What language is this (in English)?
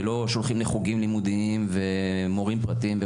Hebrew